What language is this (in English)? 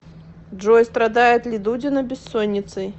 Russian